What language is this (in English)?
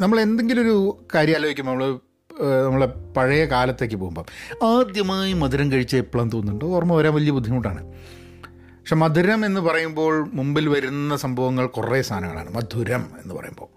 Malayalam